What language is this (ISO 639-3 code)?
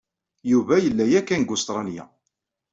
kab